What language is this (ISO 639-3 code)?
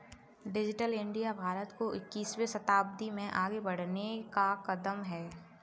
hin